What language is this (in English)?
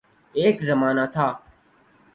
Urdu